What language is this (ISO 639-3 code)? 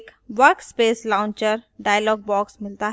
hin